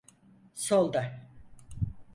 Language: Turkish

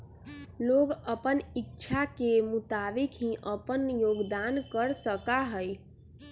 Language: Magahi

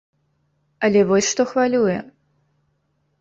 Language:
Belarusian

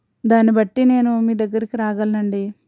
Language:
Telugu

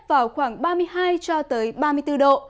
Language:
Vietnamese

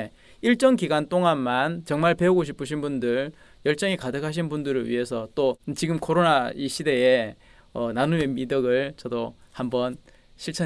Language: Korean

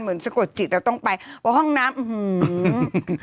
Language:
Thai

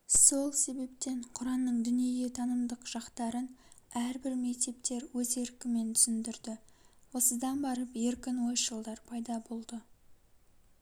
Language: Kazakh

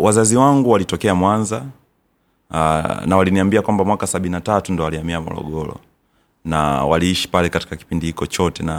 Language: Swahili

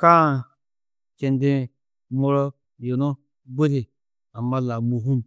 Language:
Tedaga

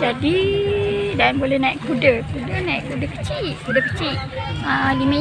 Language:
Malay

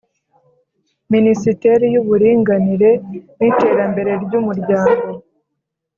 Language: Kinyarwanda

